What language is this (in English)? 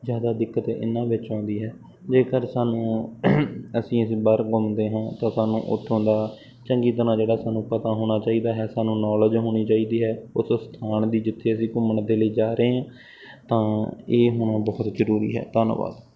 Punjabi